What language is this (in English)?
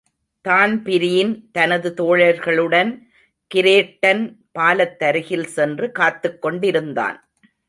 Tamil